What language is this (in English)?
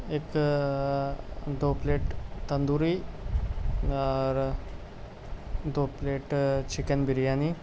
Urdu